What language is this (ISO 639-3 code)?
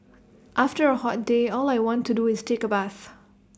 eng